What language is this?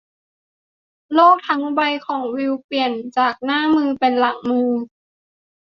Thai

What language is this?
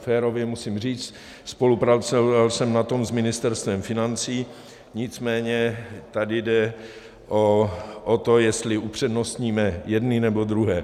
Czech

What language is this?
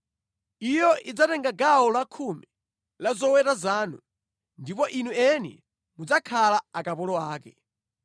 Nyanja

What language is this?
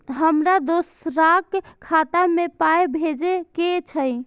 Maithili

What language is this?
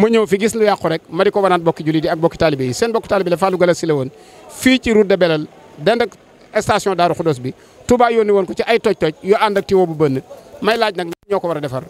Indonesian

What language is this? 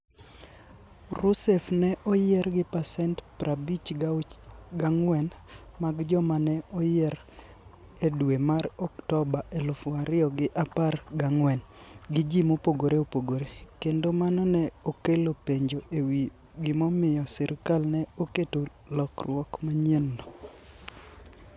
Luo (Kenya and Tanzania)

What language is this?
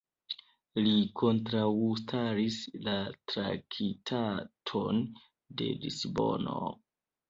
Esperanto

